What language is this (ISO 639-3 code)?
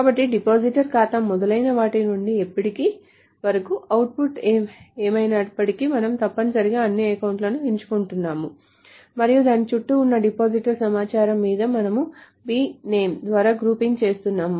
tel